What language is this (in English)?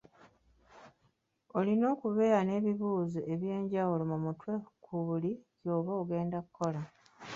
Ganda